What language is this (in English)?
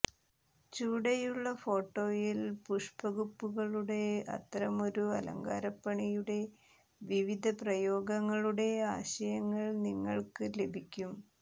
Malayalam